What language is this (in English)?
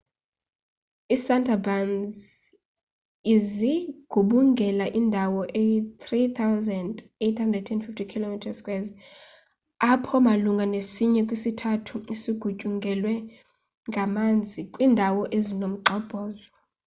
Xhosa